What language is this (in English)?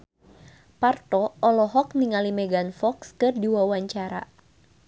Sundanese